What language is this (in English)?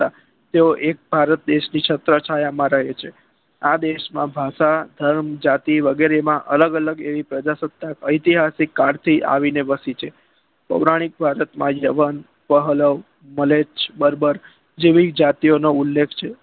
Gujarati